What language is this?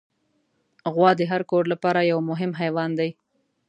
Pashto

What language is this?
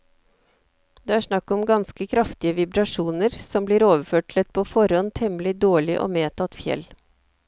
Norwegian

